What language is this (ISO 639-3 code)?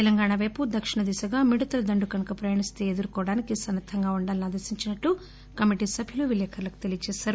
tel